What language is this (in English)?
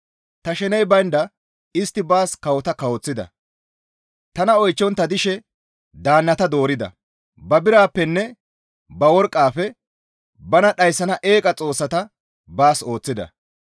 Gamo